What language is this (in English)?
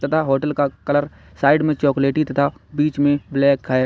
Hindi